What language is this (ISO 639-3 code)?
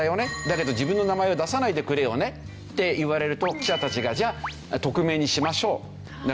jpn